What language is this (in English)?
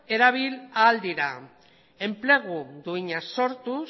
Basque